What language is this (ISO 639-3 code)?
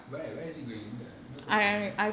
eng